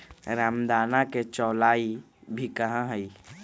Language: Magahi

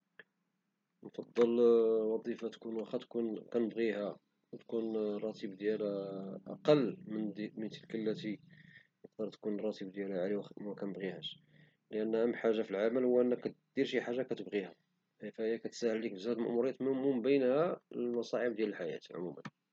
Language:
Moroccan Arabic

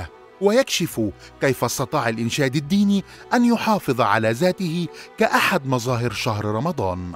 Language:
Arabic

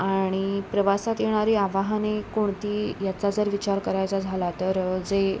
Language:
Marathi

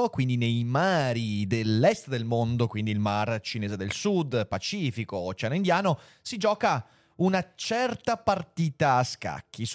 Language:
Italian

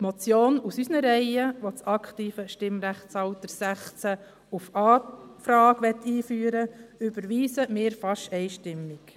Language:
Swiss German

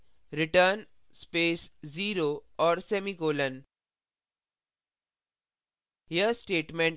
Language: Hindi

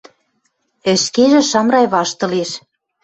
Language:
Western Mari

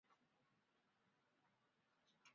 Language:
Chinese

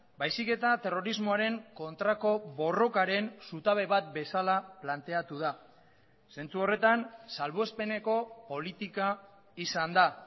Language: Basque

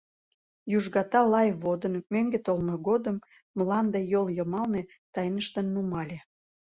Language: Mari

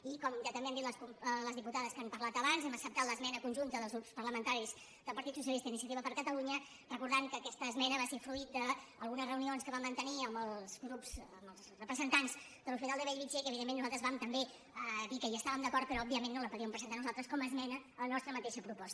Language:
Catalan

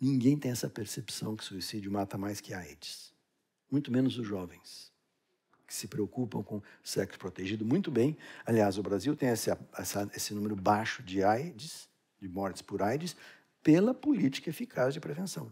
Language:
Portuguese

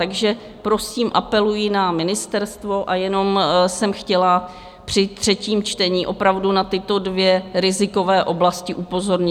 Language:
Czech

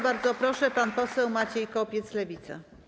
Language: Polish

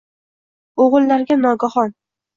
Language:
Uzbek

